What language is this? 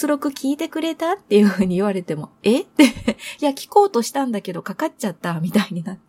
Japanese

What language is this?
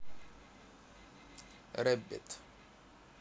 Russian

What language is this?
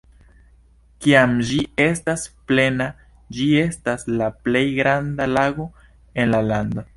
Esperanto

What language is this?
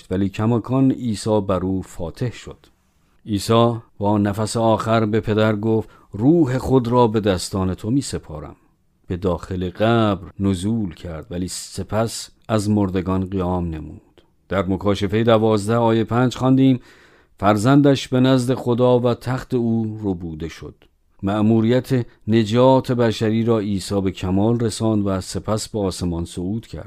Persian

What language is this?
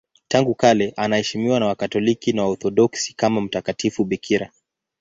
Swahili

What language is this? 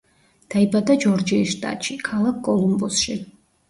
Georgian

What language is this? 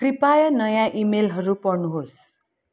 Nepali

